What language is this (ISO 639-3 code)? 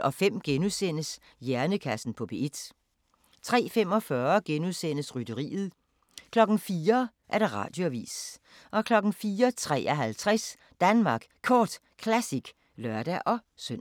dan